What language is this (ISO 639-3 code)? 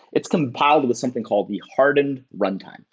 eng